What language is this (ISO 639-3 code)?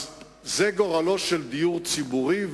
heb